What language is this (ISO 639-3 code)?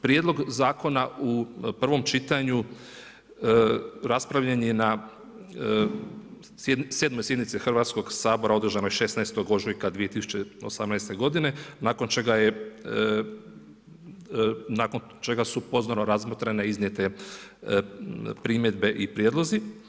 hrv